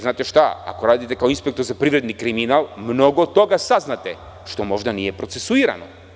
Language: Serbian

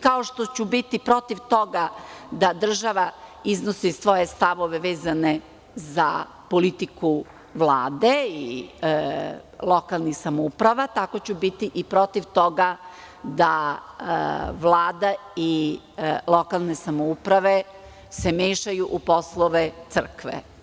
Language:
Serbian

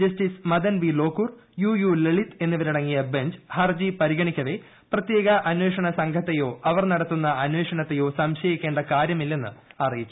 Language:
Malayalam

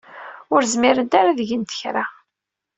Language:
Kabyle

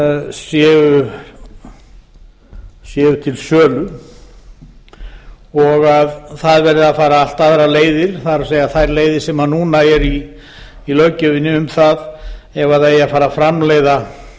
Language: Icelandic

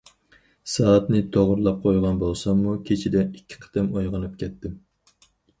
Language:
Uyghur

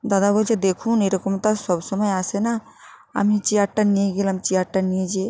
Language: Bangla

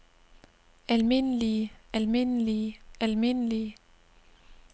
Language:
Danish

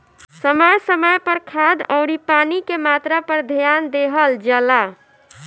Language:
Bhojpuri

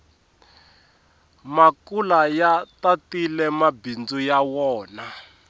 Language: Tsonga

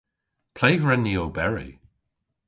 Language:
Cornish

